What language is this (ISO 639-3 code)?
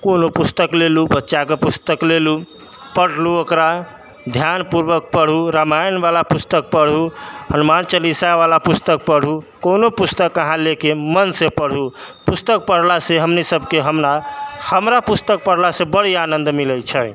mai